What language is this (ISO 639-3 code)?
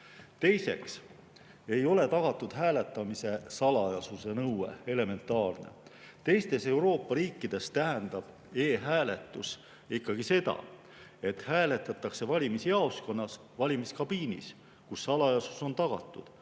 est